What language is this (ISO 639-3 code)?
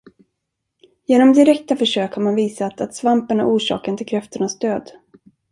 swe